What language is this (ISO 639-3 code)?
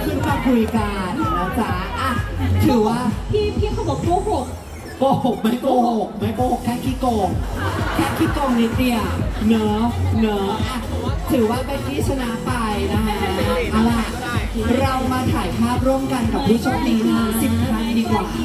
tha